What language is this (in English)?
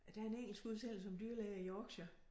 Danish